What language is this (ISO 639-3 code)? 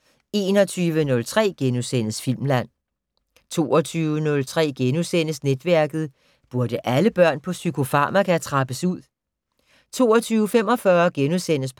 dan